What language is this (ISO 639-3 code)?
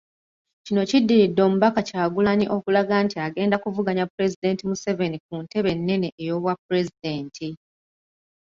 lug